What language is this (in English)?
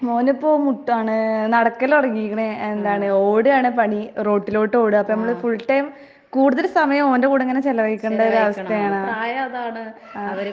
Malayalam